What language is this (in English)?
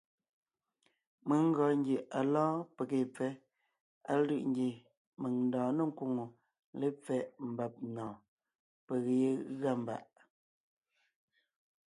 Ngiemboon